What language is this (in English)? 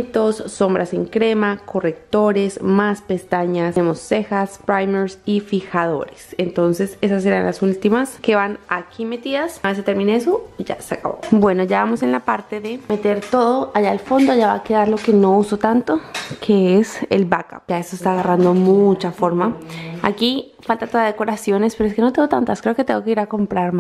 Spanish